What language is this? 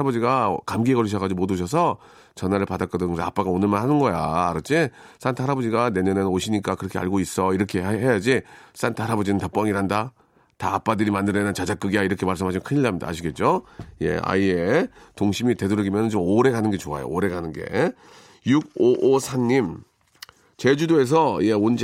Korean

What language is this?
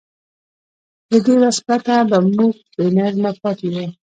Pashto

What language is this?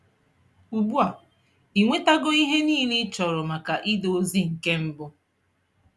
Igbo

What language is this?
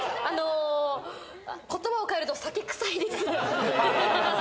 Japanese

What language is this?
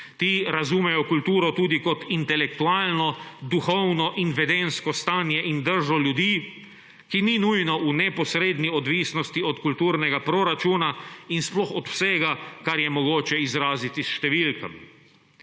Slovenian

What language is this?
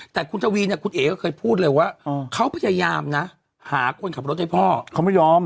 Thai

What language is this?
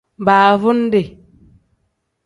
Tem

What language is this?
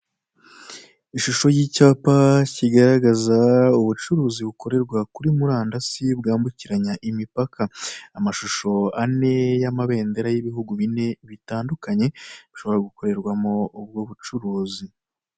Kinyarwanda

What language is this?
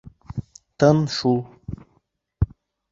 Bashkir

